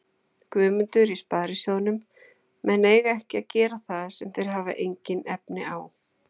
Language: Icelandic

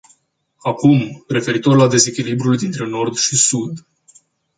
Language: Romanian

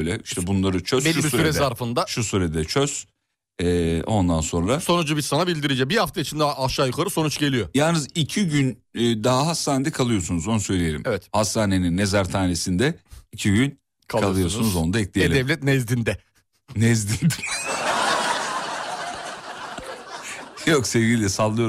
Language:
Turkish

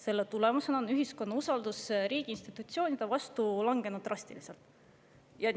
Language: Estonian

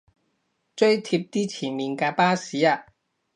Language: Cantonese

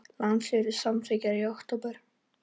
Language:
Icelandic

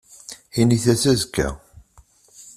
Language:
Kabyle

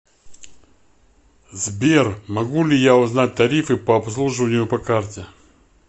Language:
Russian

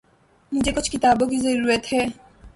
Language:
Urdu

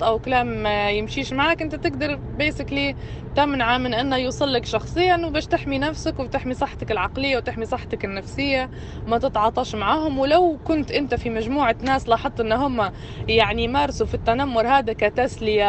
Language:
Arabic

